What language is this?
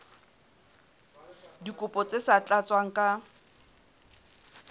Southern Sotho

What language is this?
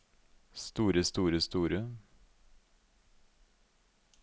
Norwegian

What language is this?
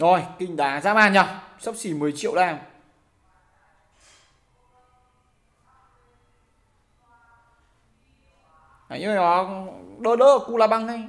Vietnamese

